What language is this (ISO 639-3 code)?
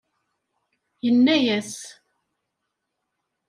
kab